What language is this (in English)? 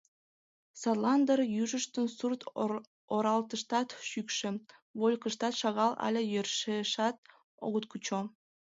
Mari